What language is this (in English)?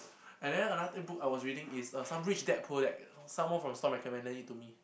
English